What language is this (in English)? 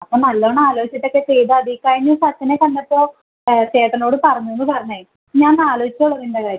Malayalam